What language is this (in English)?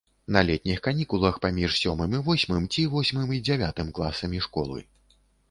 Belarusian